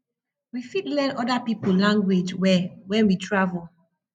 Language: Nigerian Pidgin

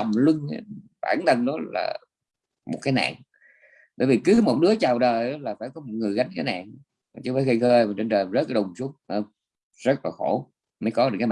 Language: Vietnamese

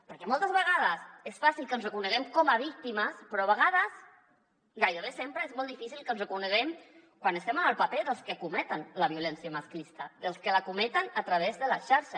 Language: Catalan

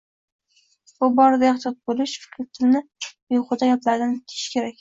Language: Uzbek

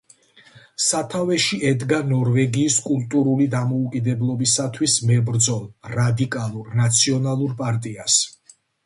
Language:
Georgian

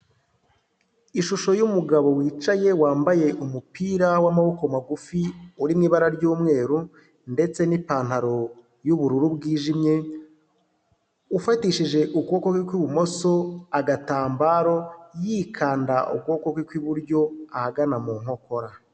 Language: Kinyarwanda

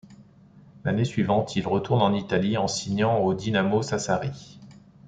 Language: French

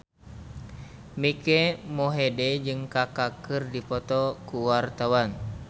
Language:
Sundanese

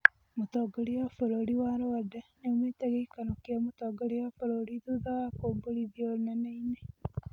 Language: Kikuyu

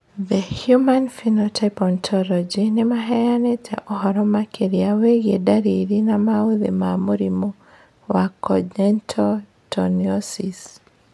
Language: Kikuyu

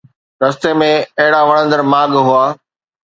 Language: Sindhi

